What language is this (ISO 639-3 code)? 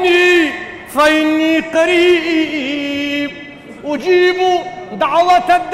ara